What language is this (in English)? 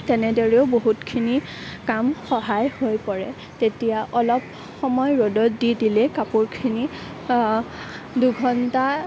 Assamese